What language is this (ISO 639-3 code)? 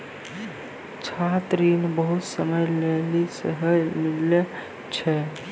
mai